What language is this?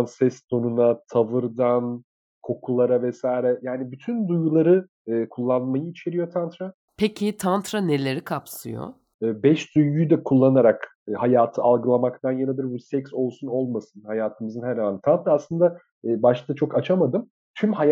Turkish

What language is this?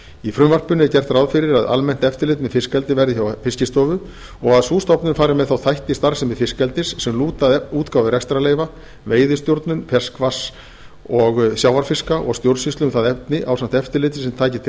Icelandic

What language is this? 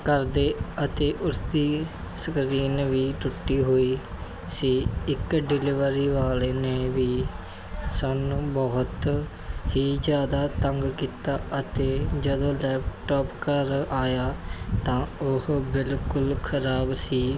Punjabi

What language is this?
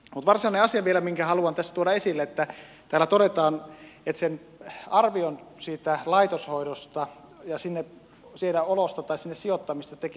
Finnish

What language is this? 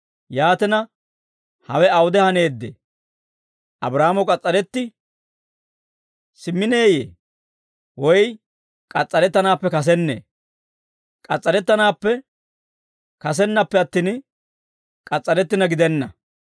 Dawro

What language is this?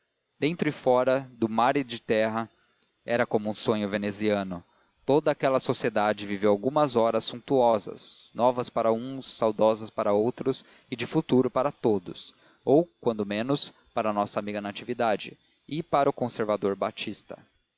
Portuguese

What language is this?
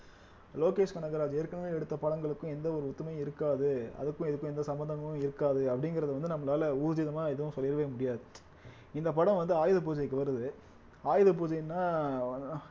Tamil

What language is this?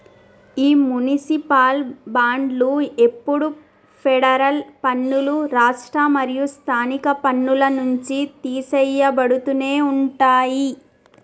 Telugu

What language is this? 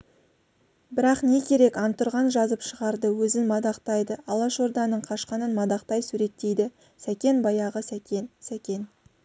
Kazakh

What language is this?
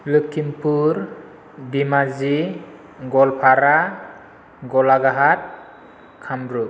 Bodo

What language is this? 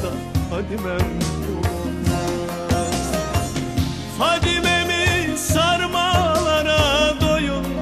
Turkish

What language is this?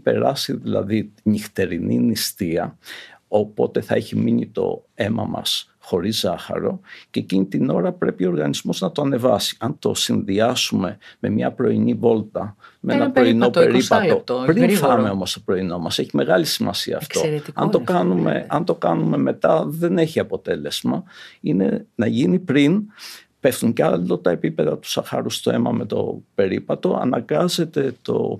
Greek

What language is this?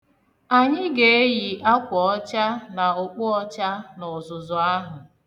Igbo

